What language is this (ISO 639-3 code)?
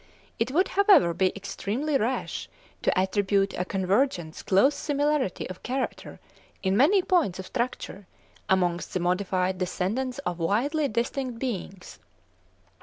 eng